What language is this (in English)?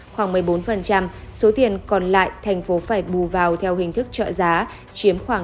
Vietnamese